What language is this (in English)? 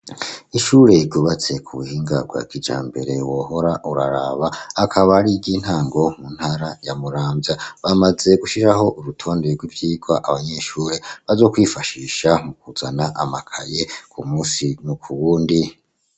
Rundi